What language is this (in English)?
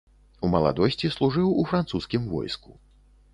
Belarusian